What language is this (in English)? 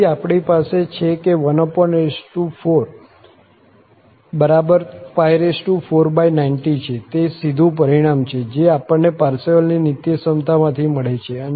Gujarati